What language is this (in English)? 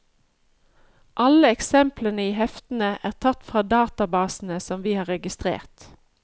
Norwegian